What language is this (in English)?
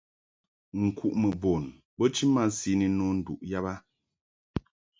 Mungaka